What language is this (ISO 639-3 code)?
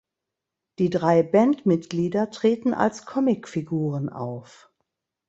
deu